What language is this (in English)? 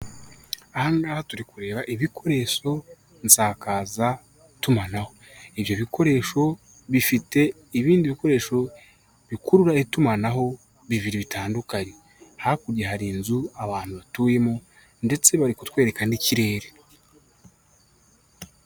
Kinyarwanda